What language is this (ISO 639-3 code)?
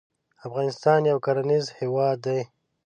pus